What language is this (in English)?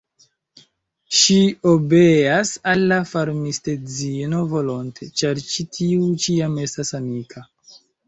Esperanto